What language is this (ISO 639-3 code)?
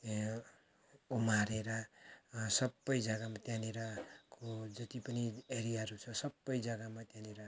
nep